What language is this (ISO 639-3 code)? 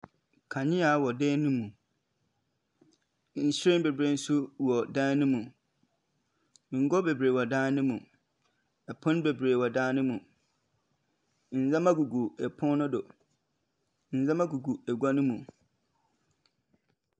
aka